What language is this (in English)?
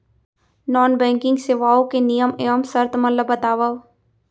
Chhattisgarhi